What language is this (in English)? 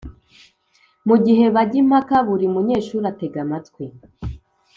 Kinyarwanda